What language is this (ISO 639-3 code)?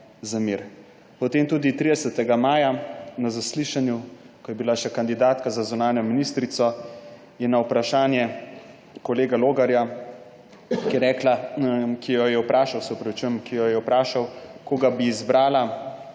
slv